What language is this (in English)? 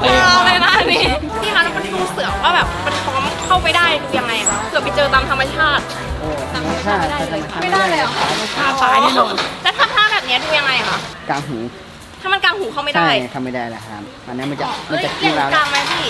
Thai